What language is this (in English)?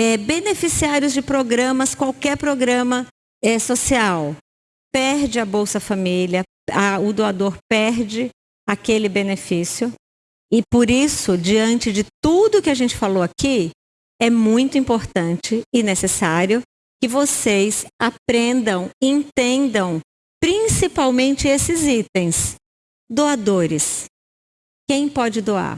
Portuguese